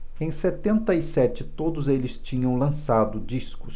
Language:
Portuguese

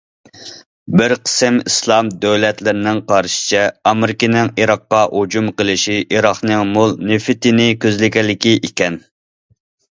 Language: Uyghur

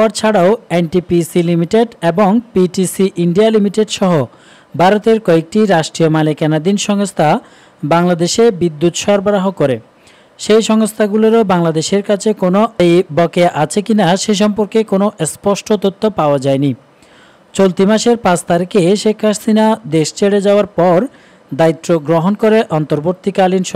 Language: Bangla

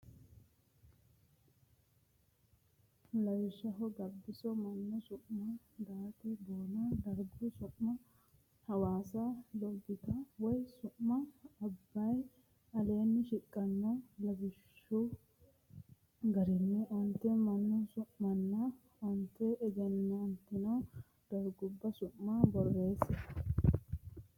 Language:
Sidamo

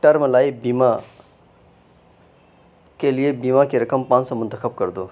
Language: Urdu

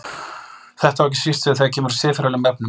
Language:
Icelandic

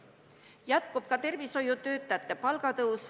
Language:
Estonian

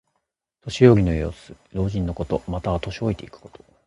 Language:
Japanese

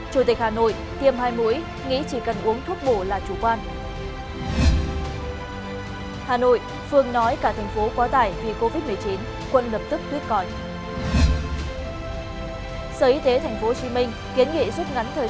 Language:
Vietnamese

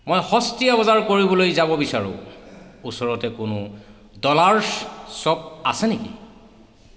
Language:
Assamese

